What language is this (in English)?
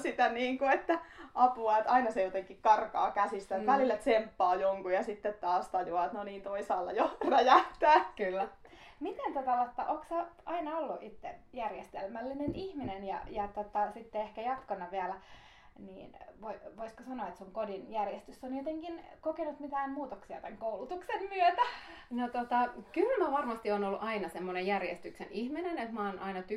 Finnish